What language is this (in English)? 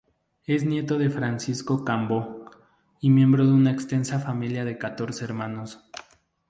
Spanish